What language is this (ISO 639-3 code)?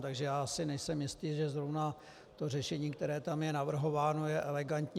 ces